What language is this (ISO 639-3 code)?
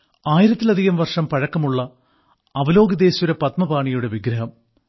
mal